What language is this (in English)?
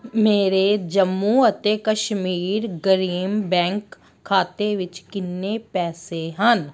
Punjabi